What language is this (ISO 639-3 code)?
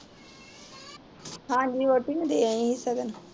pan